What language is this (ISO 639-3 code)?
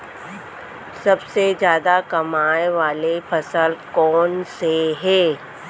hne